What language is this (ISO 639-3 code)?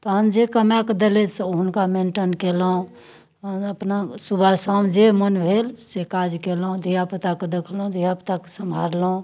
mai